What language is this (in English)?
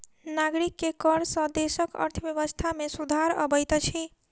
Maithili